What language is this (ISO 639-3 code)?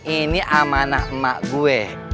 ind